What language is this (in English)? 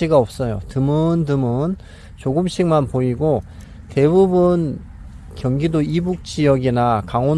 Korean